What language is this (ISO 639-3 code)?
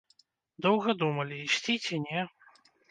bel